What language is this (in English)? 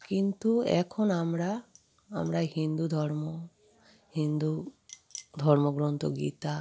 Bangla